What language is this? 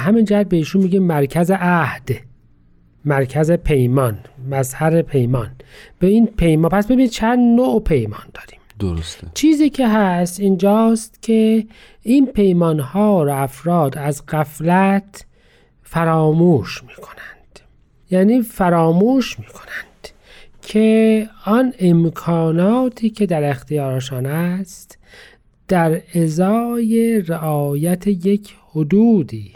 Persian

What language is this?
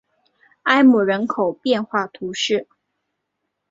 Chinese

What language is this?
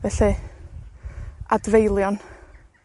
Welsh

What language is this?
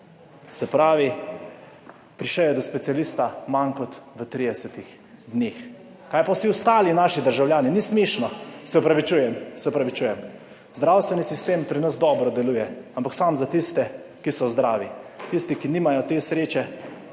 Slovenian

